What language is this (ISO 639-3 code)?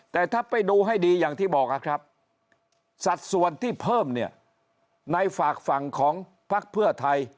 tha